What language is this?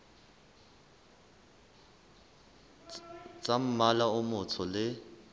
Southern Sotho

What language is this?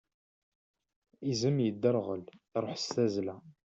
Kabyle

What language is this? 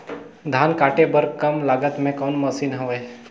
Chhattisgarhi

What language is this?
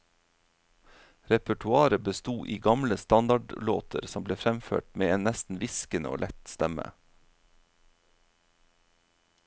Norwegian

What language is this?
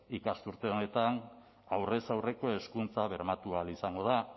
Basque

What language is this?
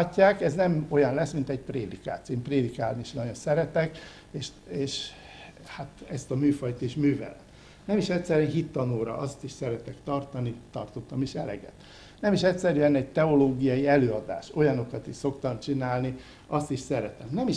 Hungarian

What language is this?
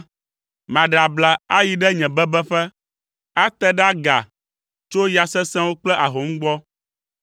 Ewe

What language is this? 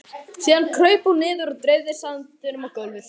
Icelandic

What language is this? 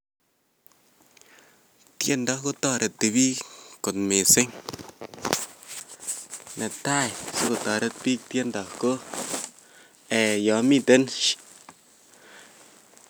Kalenjin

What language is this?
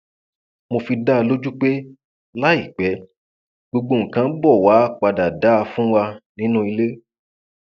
Yoruba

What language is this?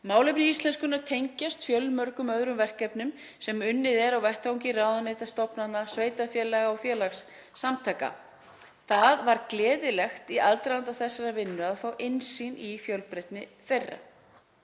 Icelandic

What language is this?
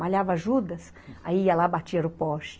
Portuguese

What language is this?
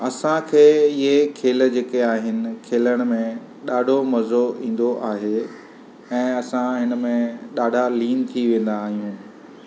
Sindhi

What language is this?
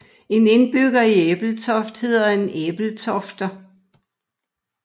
Danish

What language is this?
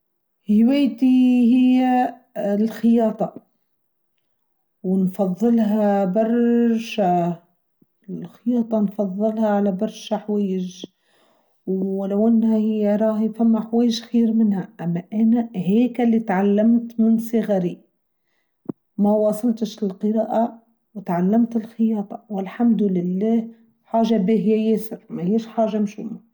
Tunisian Arabic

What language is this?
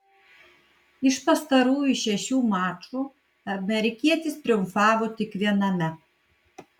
Lithuanian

